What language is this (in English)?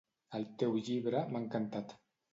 Catalan